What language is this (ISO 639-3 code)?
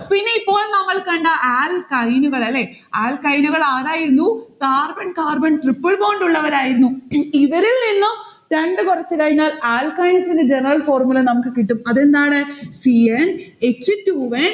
mal